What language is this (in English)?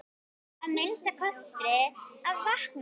Icelandic